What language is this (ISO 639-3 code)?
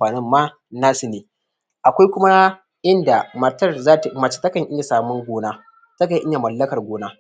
hau